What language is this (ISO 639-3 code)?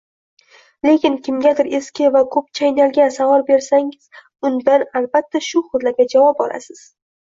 uzb